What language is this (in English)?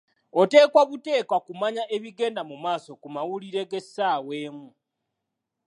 Ganda